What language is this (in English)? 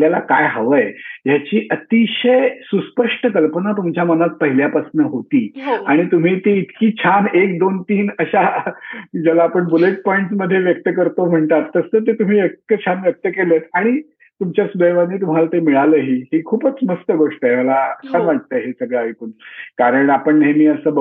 Marathi